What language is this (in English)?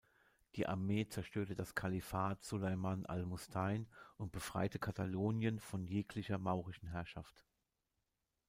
German